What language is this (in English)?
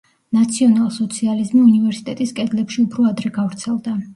Georgian